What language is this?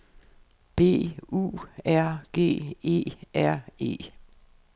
Danish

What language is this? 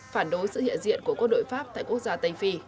Vietnamese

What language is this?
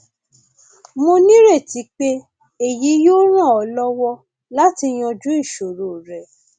Yoruba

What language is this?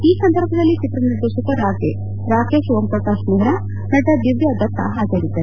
Kannada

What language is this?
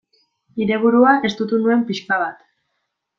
Basque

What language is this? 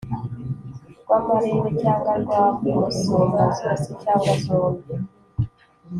Kinyarwanda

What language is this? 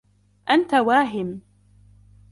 Arabic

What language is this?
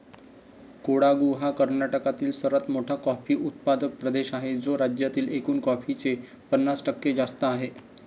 Marathi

